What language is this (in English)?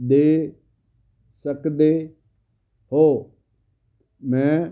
Punjabi